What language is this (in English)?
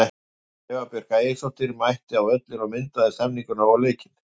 Icelandic